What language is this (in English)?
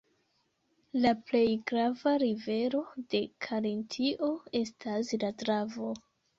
Esperanto